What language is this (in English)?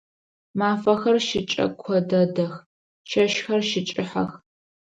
Adyghe